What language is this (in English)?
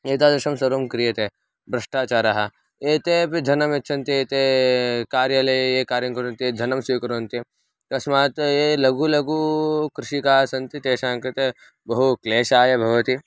Sanskrit